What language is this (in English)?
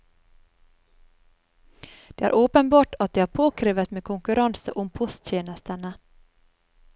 Norwegian